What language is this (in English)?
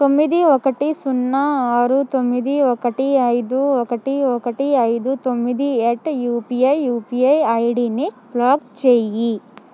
Telugu